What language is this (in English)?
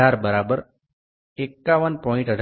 Gujarati